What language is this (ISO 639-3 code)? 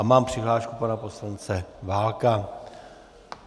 ces